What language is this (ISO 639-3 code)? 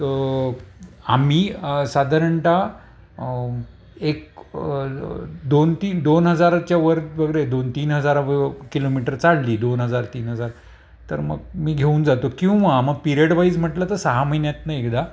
mar